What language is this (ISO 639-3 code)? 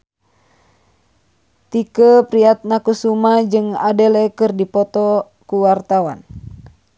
sun